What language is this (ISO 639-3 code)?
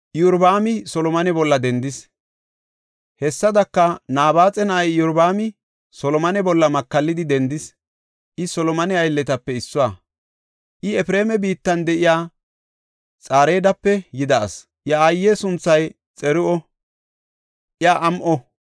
gof